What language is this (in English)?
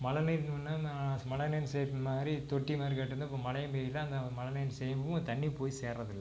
Tamil